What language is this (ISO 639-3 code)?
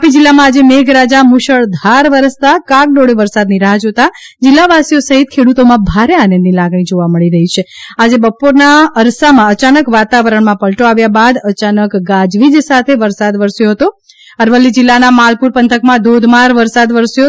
guj